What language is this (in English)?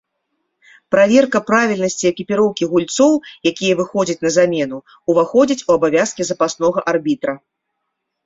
Belarusian